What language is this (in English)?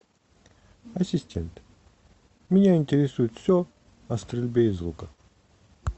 Russian